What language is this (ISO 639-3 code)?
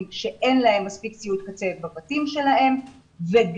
heb